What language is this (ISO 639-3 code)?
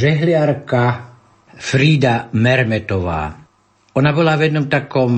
slk